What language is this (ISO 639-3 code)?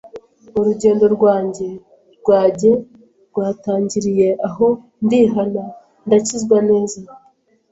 kin